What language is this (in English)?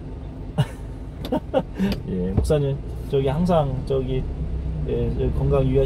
Korean